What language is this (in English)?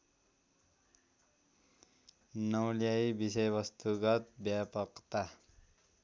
Nepali